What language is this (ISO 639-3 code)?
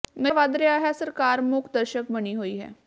pan